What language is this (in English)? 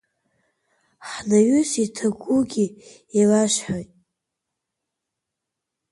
Abkhazian